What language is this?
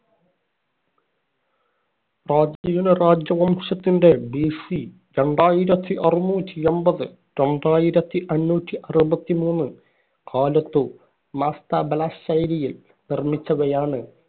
Malayalam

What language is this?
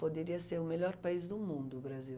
Portuguese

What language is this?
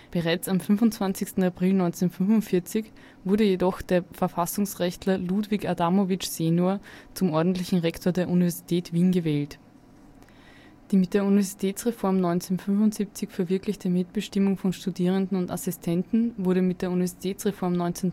German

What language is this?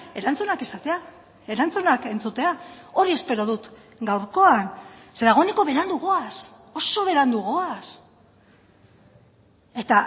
Basque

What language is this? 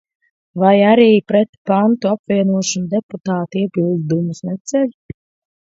Latvian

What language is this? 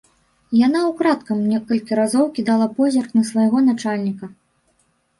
Belarusian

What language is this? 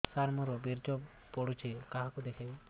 Odia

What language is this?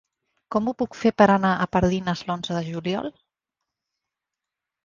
Catalan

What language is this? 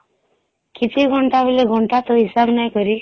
Odia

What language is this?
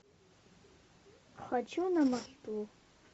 Russian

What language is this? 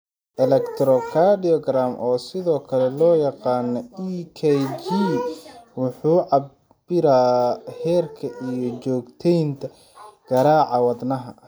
Somali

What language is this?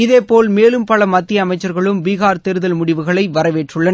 Tamil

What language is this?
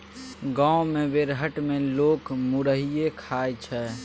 Maithili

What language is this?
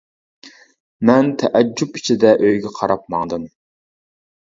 Uyghur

